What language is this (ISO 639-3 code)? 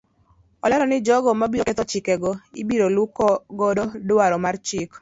luo